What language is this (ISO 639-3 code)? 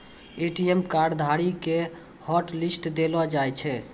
mai